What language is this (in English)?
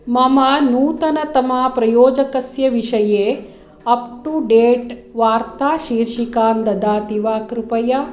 Sanskrit